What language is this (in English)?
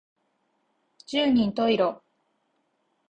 Japanese